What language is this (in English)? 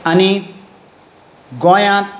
Konkani